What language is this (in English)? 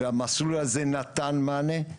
Hebrew